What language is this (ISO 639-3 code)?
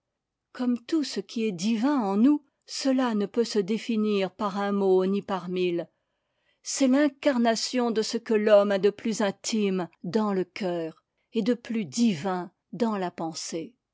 fra